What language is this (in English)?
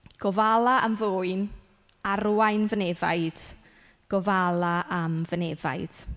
Welsh